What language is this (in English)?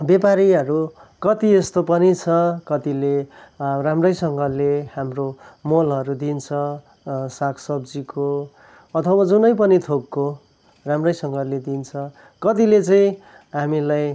Nepali